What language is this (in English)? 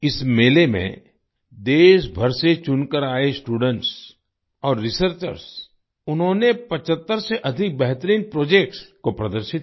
Hindi